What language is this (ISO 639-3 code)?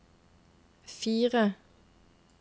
nor